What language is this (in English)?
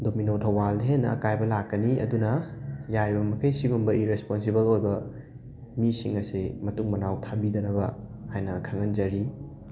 Manipuri